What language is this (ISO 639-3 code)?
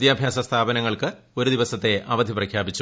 mal